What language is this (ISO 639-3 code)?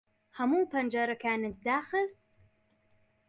ckb